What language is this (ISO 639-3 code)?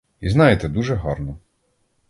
ukr